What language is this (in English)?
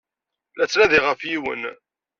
Kabyle